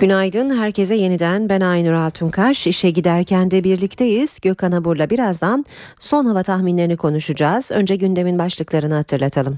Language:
Turkish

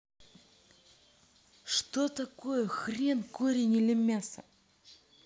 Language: Russian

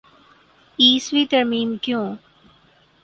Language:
Urdu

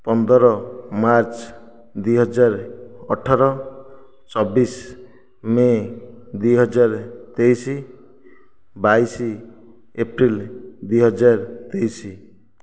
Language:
Odia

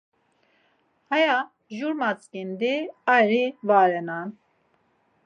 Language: Laz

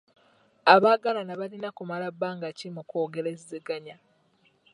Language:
Ganda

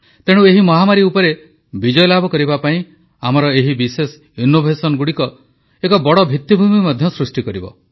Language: Odia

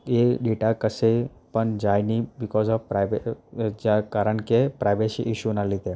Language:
Gujarati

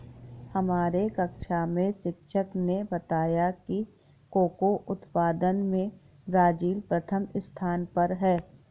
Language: Hindi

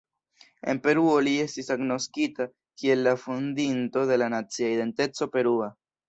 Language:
Esperanto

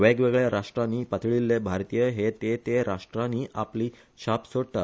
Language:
Konkani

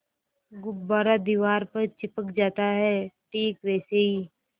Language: Hindi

